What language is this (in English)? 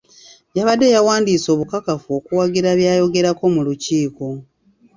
Ganda